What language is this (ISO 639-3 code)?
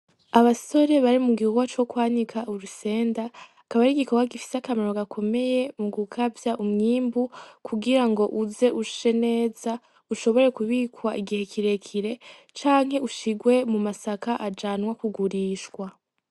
run